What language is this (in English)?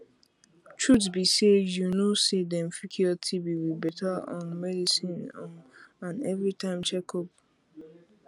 Nigerian Pidgin